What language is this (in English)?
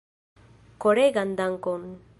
Esperanto